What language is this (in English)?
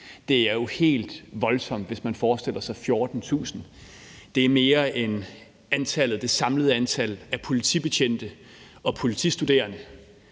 Danish